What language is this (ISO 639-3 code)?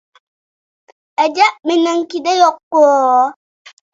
uig